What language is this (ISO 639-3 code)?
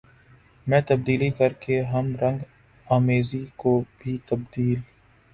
urd